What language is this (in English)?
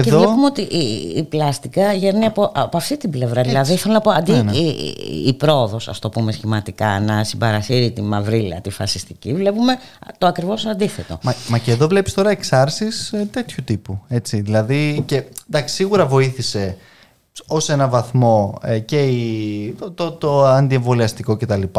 Greek